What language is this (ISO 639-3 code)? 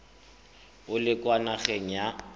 tsn